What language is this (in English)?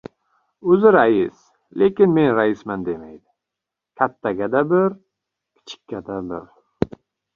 Uzbek